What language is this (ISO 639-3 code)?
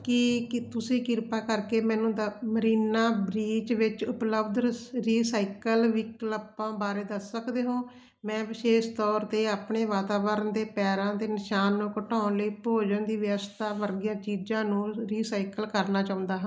pan